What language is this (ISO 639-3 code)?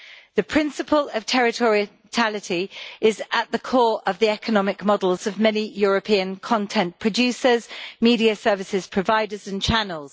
eng